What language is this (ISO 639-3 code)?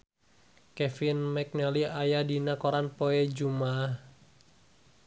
sun